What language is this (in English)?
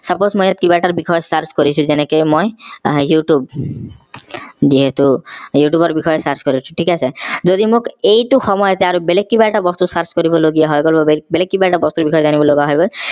Assamese